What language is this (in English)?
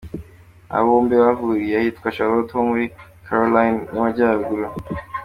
Kinyarwanda